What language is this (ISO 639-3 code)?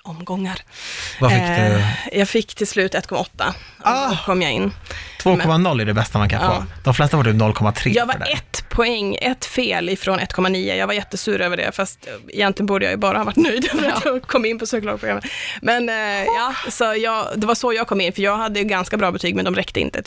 swe